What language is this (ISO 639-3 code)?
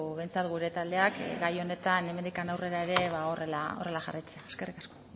eus